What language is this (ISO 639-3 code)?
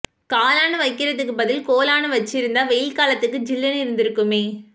tam